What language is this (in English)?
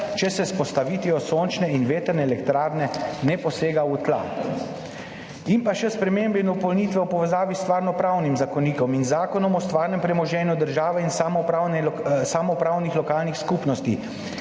Slovenian